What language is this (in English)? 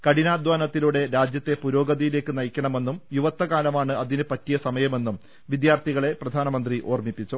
Malayalam